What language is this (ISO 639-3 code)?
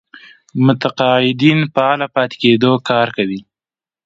pus